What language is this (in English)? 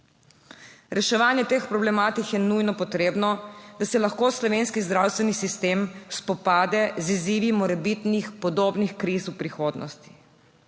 Slovenian